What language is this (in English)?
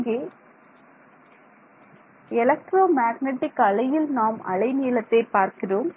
Tamil